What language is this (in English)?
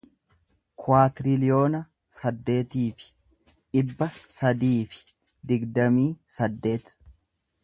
Oromo